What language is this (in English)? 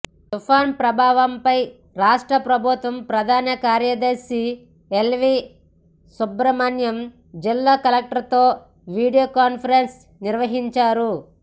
Telugu